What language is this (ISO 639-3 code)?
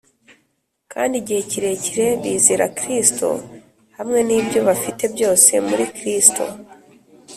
kin